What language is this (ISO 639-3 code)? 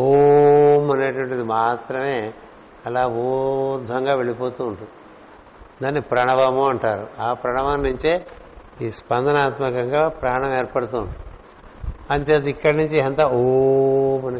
tel